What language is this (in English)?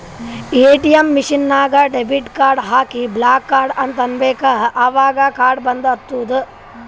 Kannada